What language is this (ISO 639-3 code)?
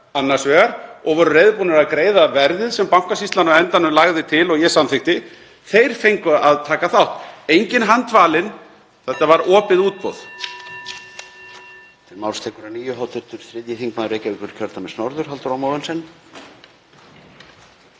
isl